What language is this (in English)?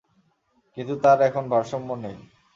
Bangla